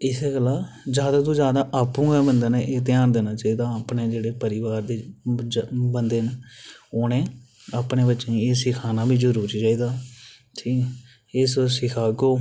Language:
Dogri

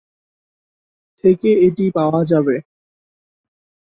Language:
Bangla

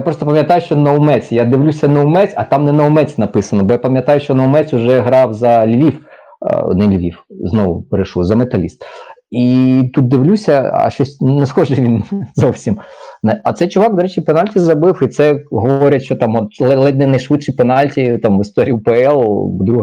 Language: Ukrainian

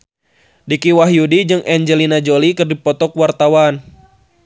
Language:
Sundanese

